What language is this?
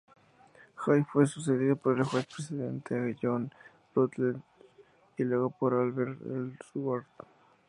Spanish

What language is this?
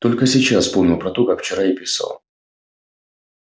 Russian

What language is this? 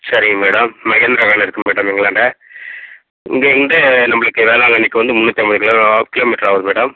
Tamil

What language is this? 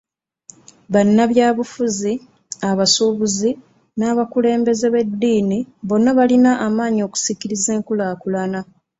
Ganda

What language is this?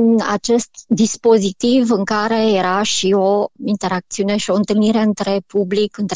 Romanian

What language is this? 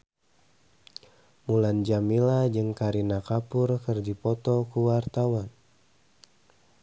Sundanese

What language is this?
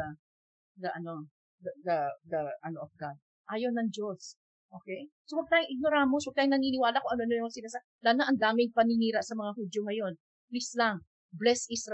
Filipino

